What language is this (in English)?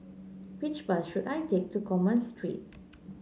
English